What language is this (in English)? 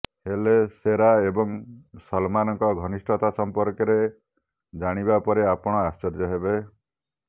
Odia